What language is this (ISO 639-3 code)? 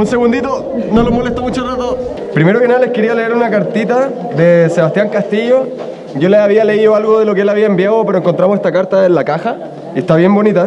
spa